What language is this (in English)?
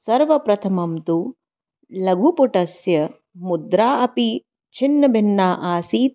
Sanskrit